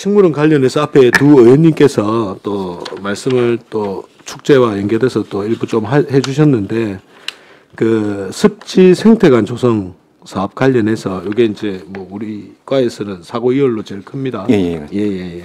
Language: Korean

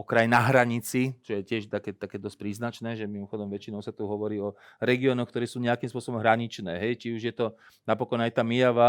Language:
Slovak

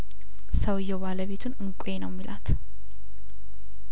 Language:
Amharic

